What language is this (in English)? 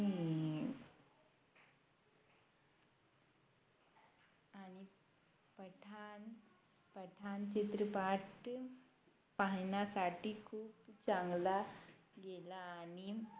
Marathi